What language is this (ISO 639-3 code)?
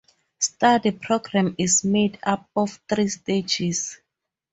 eng